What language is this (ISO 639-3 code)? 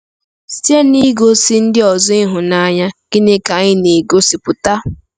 ibo